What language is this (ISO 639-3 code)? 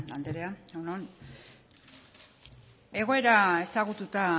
eus